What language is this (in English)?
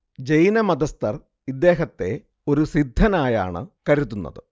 Malayalam